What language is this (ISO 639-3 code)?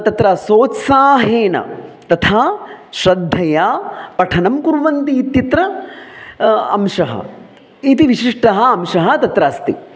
san